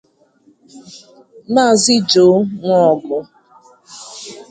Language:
Igbo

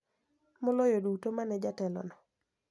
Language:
Luo (Kenya and Tanzania)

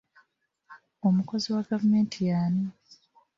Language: Ganda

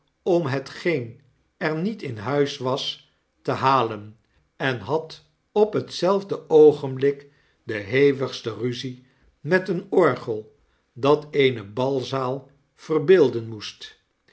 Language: Dutch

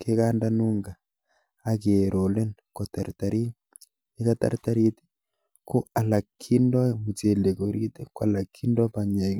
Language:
Kalenjin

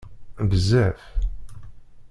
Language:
Kabyle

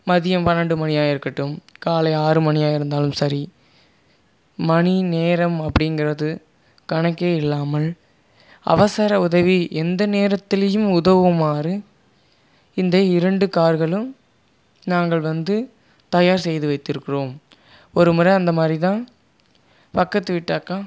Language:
Tamil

